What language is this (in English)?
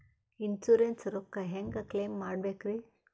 Kannada